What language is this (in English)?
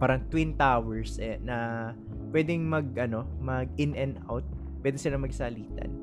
Filipino